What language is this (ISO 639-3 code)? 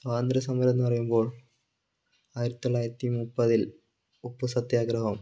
mal